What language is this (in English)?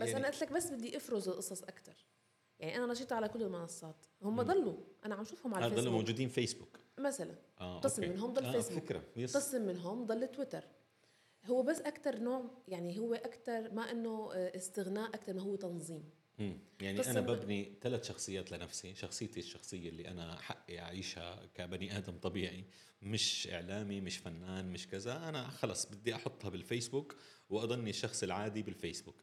Arabic